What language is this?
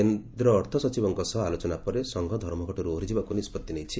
Odia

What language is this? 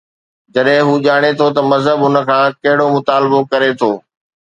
Sindhi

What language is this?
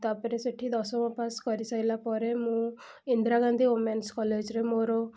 Odia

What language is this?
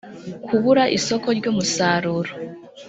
Kinyarwanda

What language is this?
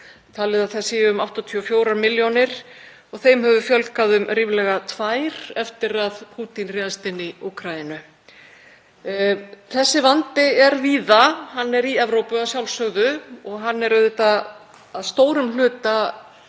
Icelandic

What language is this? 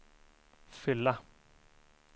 Swedish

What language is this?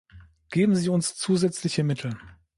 German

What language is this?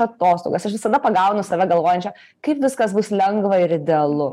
Lithuanian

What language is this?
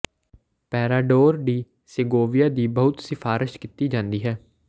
Punjabi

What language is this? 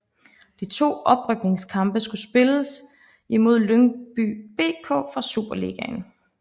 Danish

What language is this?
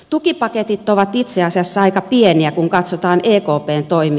Finnish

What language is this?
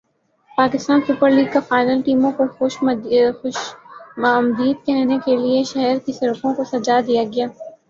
Urdu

